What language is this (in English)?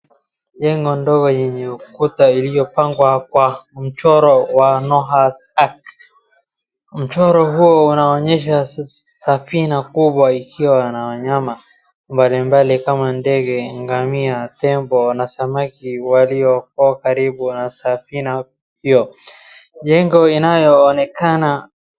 Swahili